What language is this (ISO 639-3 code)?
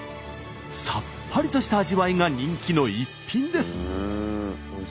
jpn